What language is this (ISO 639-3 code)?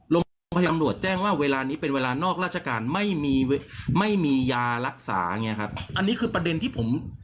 tha